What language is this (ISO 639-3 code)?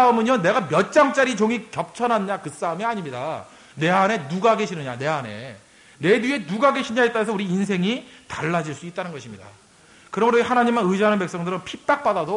kor